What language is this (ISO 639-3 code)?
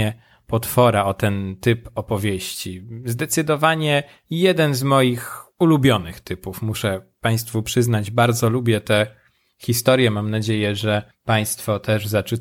pol